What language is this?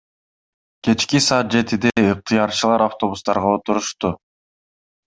Kyrgyz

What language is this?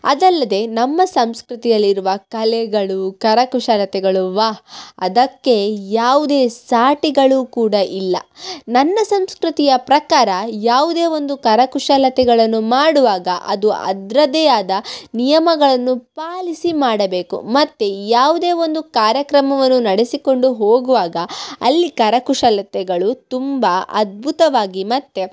Kannada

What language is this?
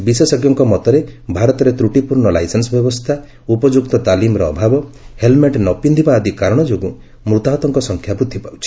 Odia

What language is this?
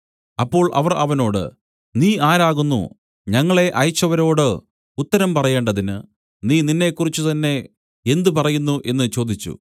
Malayalam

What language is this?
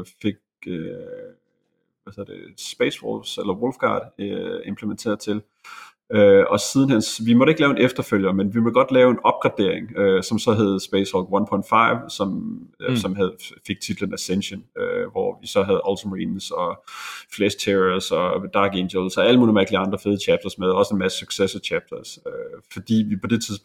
Danish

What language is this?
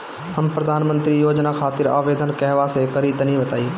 Bhojpuri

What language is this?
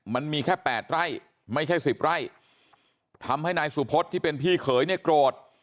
Thai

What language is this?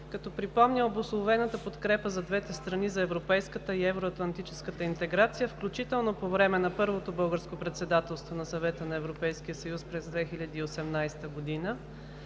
Bulgarian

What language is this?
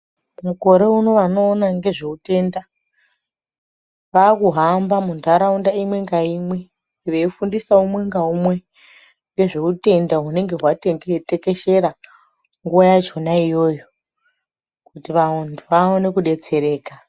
Ndau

